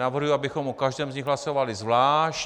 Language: Czech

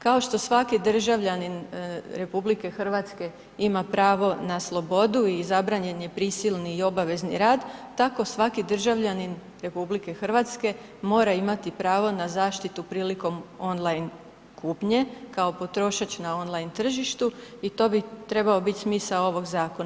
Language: Croatian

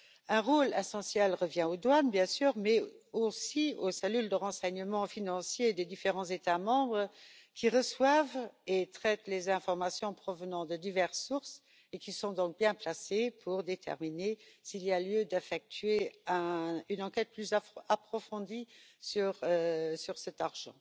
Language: French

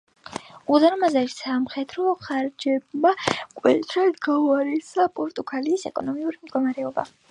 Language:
Georgian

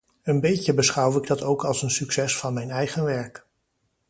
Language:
Dutch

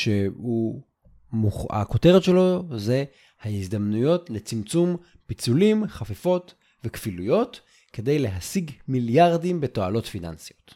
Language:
Hebrew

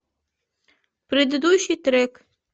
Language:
Russian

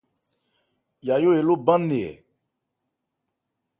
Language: Ebrié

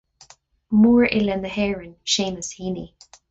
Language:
Irish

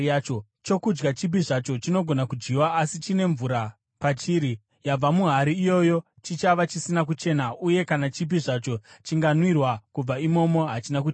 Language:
Shona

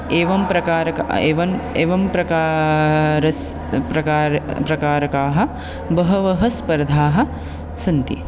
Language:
Sanskrit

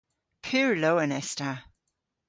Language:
Cornish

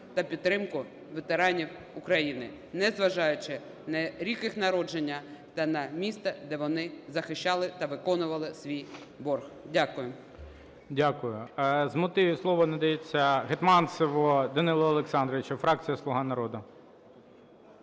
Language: Ukrainian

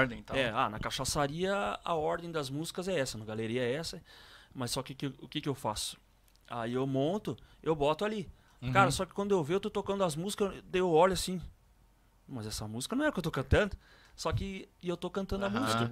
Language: Portuguese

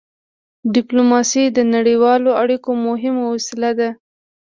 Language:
Pashto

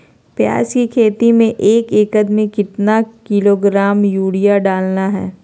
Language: Magahi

